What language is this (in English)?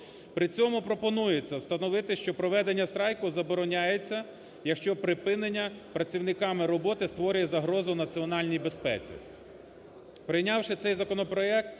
Ukrainian